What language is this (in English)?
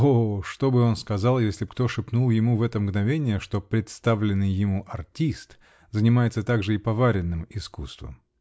Russian